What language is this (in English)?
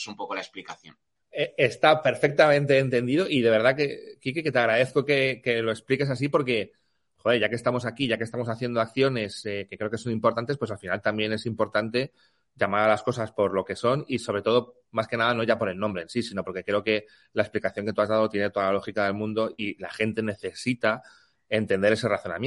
Spanish